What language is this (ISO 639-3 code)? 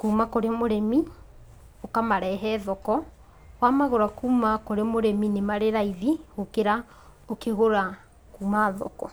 kik